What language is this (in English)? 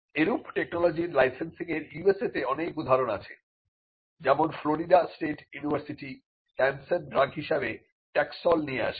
Bangla